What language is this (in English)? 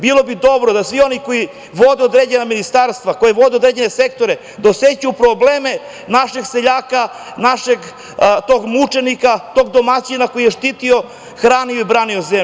Serbian